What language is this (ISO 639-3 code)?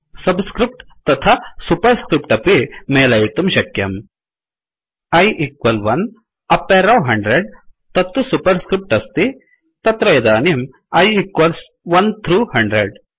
san